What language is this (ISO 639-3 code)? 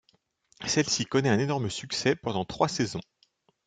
fra